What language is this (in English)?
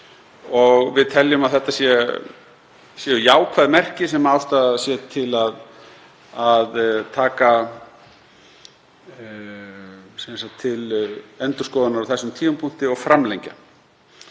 Icelandic